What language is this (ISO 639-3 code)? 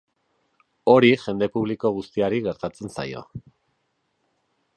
eus